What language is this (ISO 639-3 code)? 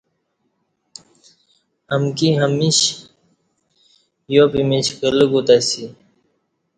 bsh